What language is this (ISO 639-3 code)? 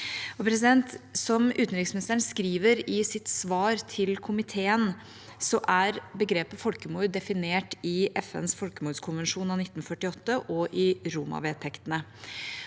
nor